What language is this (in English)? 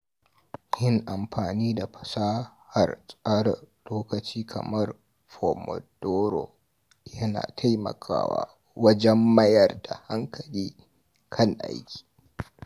Hausa